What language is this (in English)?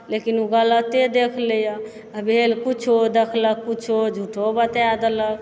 Maithili